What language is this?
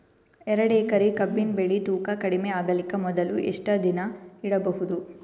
Kannada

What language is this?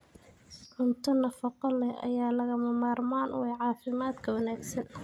Somali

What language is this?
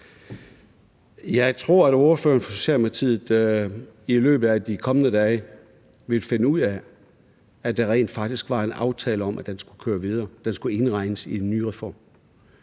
Danish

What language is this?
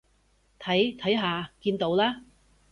Cantonese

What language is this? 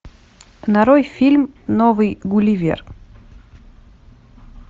Russian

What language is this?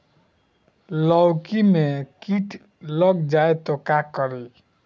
Bhojpuri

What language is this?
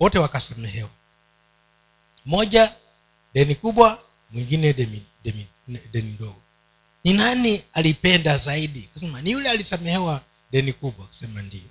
Swahili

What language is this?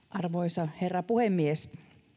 Finnish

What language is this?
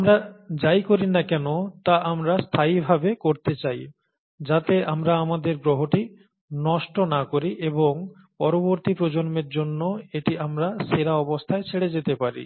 Bangla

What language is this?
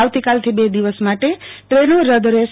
Gujarati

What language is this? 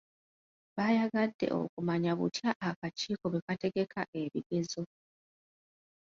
Ganda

